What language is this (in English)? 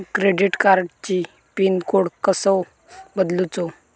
Marathi